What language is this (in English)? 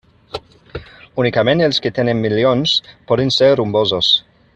Catalan